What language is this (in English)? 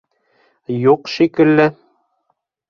Bashkir